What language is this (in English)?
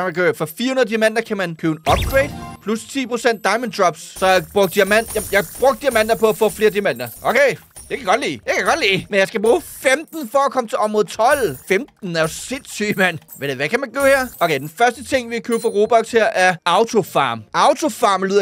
Danish